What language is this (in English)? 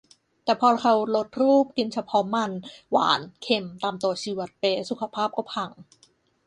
Thai